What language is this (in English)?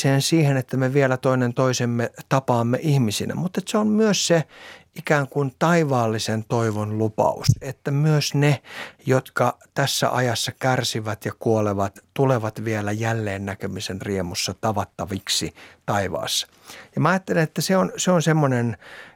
Finnish